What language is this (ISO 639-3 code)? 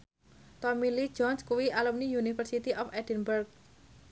jav